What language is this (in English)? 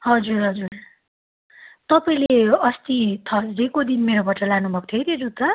Nepali